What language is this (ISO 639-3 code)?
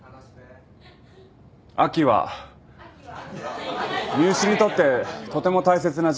jpn